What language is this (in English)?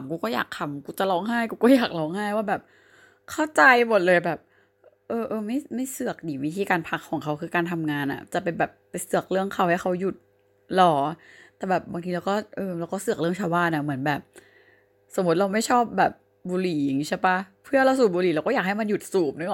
Thai